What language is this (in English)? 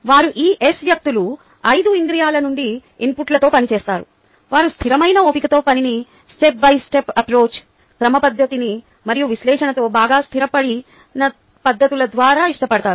Telugu